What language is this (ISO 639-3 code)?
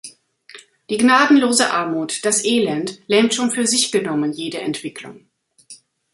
deu